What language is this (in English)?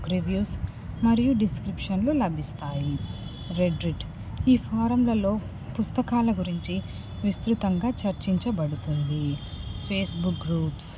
Telugu